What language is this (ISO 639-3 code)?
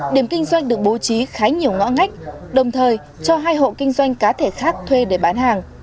vie